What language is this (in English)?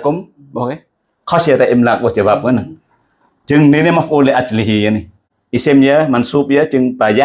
Indonesian